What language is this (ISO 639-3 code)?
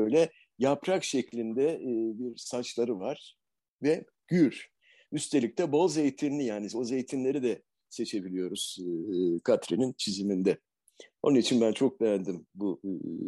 tur